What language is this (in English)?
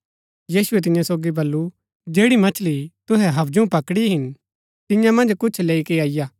Gaddi